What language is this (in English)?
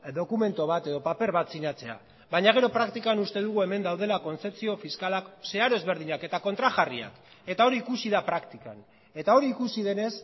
Basque